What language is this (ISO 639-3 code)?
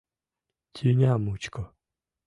chm